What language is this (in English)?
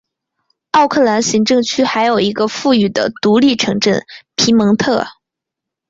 Chinese